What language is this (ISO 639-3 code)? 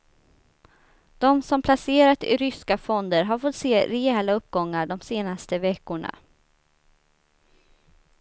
swe